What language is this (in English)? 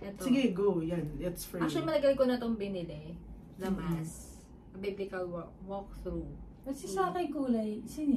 Filipino